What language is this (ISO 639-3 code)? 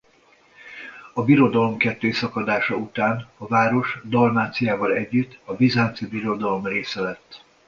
hun